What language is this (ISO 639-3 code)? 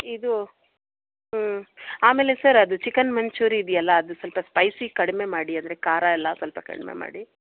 kan